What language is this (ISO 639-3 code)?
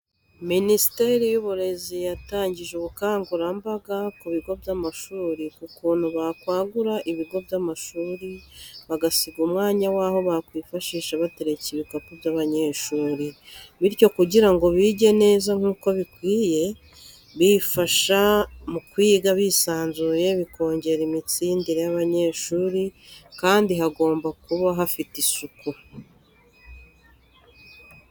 kin